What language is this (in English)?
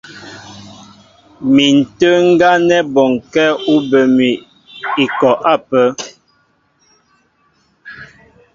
Mbo (Cameroon)